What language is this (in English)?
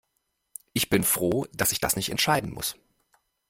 German